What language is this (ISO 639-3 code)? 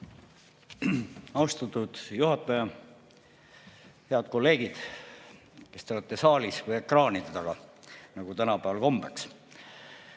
est